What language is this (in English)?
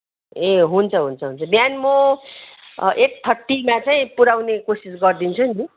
Nepali